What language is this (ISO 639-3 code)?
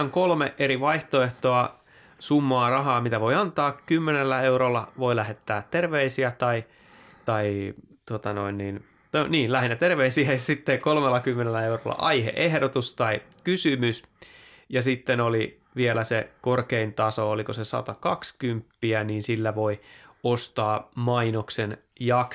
fin